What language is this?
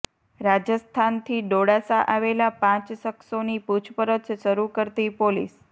Gujarati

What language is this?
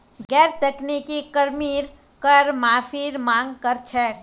Magahi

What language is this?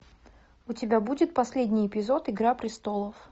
Russian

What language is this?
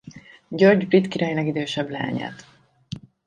Hungarian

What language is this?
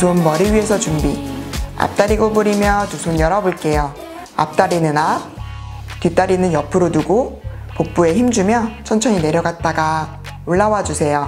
Korean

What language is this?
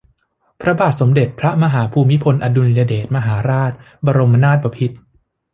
Thai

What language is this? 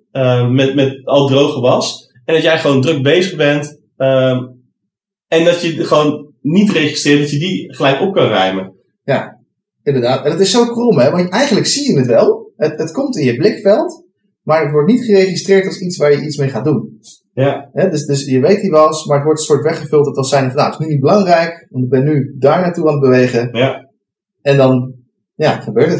Dutch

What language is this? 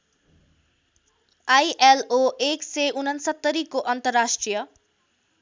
Nepali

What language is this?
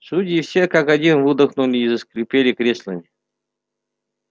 Russian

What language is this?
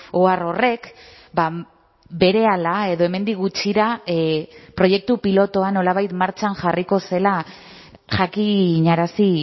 Basque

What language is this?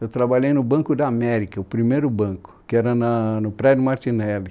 Portuguese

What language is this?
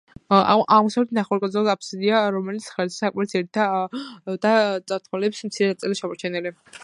Georgian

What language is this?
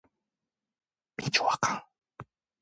Korean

